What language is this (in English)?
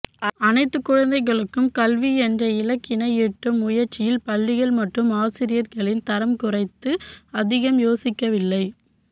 Tamil